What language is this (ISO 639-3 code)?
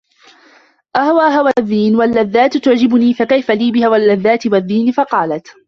ara